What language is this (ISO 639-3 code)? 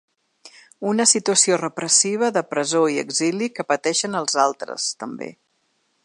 cat